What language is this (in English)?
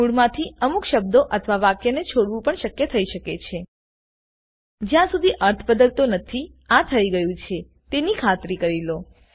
Gujarati